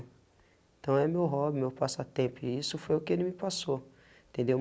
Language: Portuguese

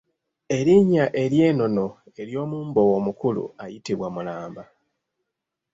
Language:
Ganda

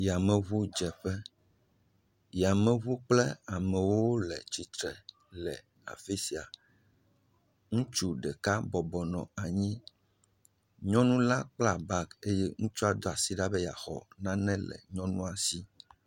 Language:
Ewe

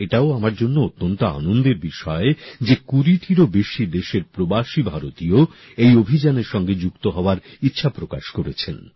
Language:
Bangla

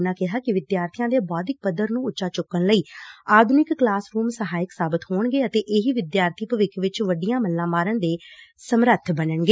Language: Punjabi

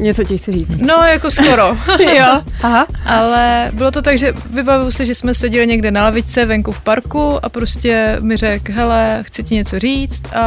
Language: Czech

